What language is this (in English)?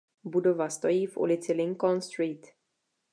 Czech